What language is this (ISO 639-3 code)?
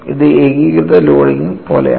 mal